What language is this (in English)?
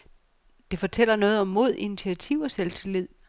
Danish